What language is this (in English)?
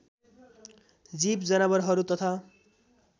Nepali